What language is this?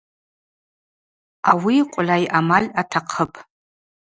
Abaza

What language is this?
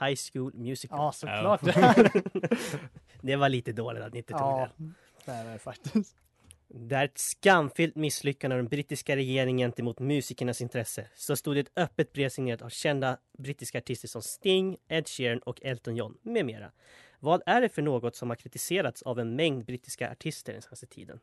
Swedish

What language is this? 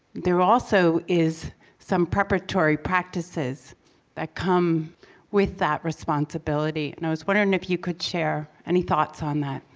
English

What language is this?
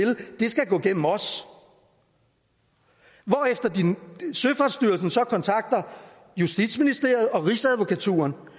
Danish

